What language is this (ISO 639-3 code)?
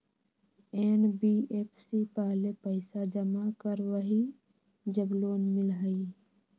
mag